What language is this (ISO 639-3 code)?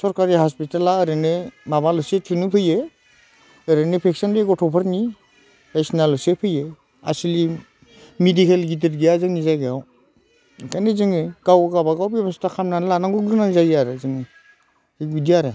brx